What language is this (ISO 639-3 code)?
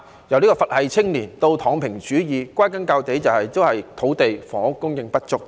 yue